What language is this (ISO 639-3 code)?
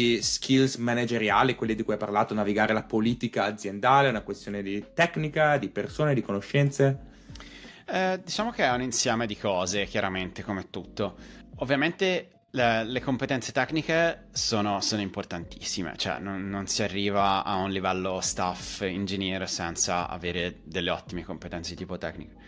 ita